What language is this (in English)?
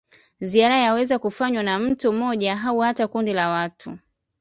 Swahili